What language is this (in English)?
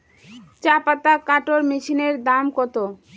Bangla